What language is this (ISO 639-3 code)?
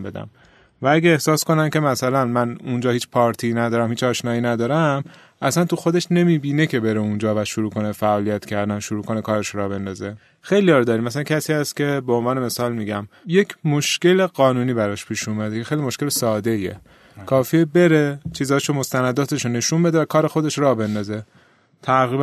fas